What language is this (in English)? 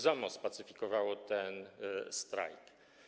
Polish